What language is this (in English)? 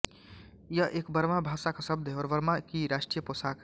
Hindi